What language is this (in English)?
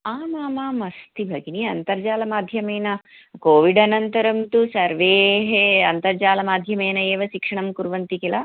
Sanskrit